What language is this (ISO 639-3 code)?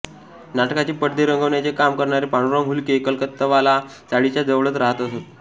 mar